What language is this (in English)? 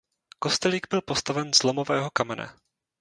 Czech